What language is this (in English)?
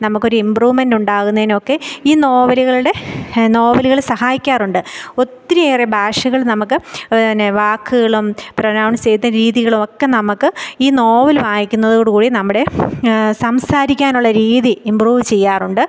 Malayalam